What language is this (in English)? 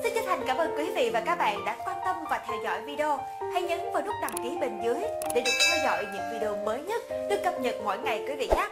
Vietnamese